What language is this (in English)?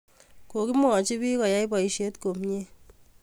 Kalenjin